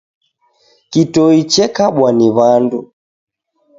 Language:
Taita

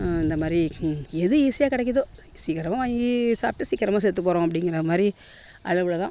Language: Tamil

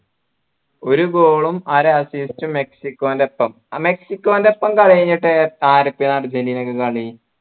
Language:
Malayalam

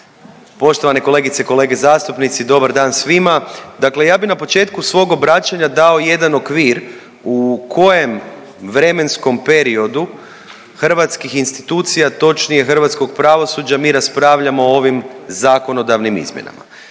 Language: Croatian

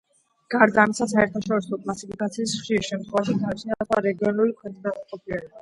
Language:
Georgian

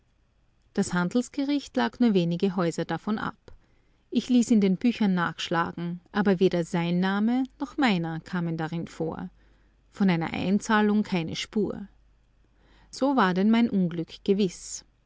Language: German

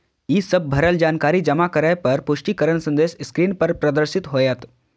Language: Maithili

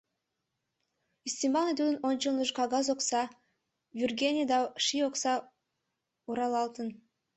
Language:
Mari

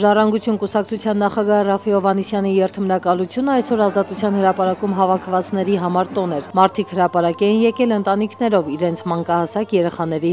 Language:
Turkish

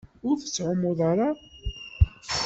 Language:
Kabyle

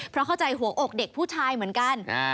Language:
Thai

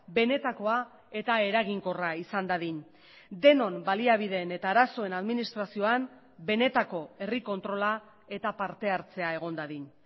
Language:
Basque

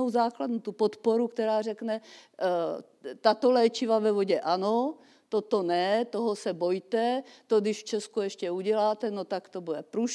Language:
Czech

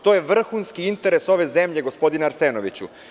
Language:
Serbian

